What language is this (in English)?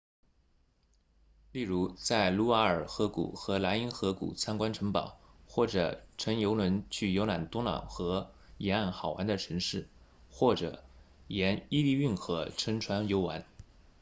Chinese